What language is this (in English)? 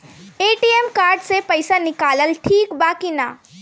Bhojpuri